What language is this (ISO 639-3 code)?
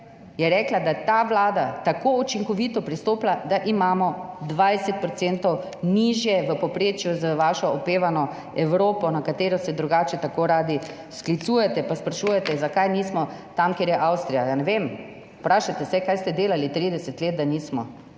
slv